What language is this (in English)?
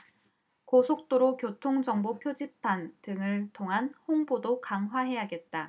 Korean